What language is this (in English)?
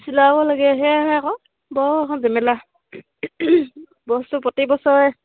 Assamese